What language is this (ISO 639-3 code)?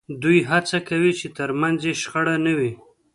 pus